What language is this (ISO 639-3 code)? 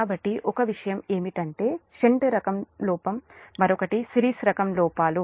tel